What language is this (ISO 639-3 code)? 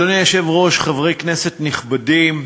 heb